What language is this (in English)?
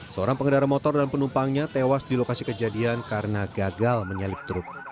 Indonesian